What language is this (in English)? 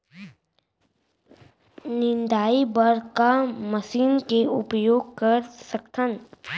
Chhattisgarhi